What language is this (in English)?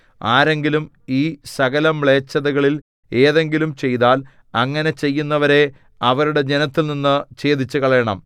Malayalam